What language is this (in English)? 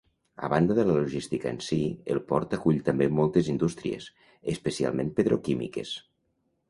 Catalan